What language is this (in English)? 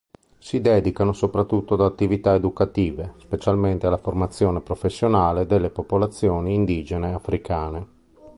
Italian